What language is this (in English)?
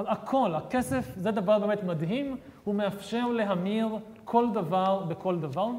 Hebrew